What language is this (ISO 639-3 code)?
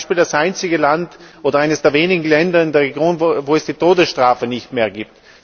deu